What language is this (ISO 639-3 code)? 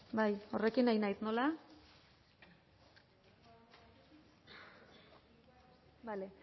eus